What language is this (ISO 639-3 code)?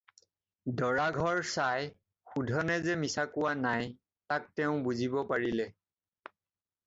asm